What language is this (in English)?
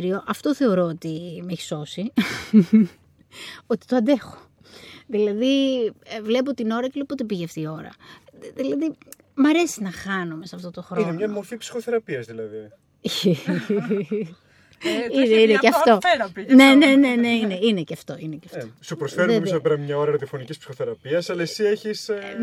Greek